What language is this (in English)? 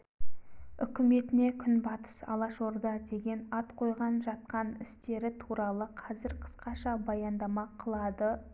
Kazakh